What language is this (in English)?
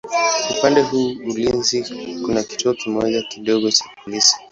Swahili